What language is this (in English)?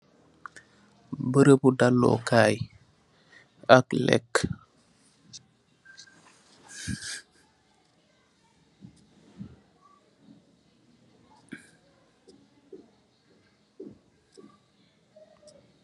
Wolof